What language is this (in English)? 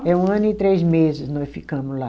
Portuguese